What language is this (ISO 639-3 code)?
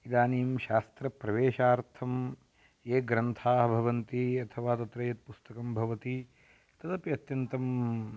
san